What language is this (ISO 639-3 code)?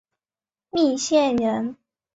zho